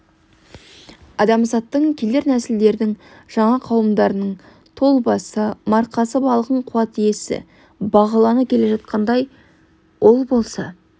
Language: Kazakh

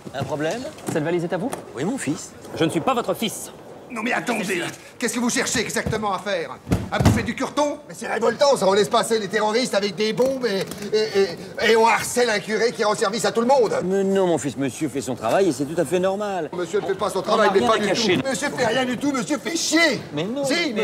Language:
French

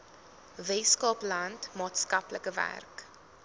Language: Afrikaans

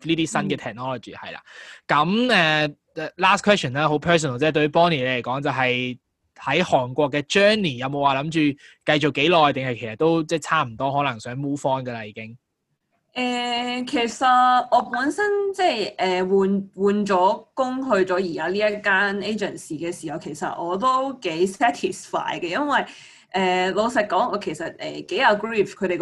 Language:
Chinese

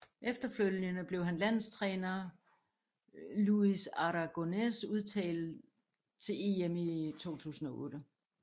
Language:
Danish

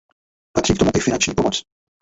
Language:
Czech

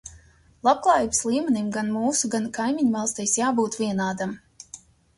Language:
Latvian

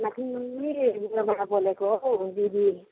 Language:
Nepali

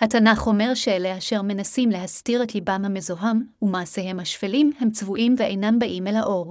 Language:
Hebrew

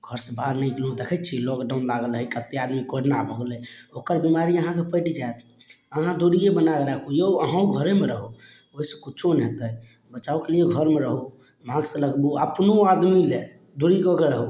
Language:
Maithili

